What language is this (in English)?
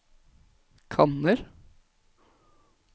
Norwegian